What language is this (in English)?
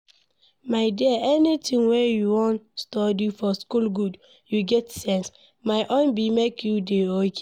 Nigerian Pidgin